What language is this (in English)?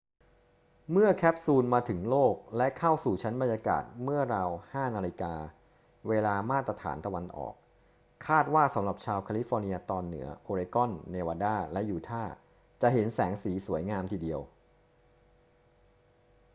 Thai